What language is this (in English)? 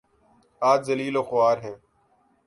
Urdu